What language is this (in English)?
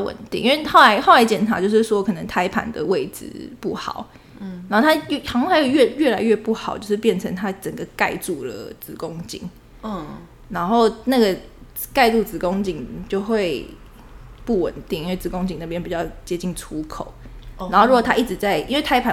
Chinese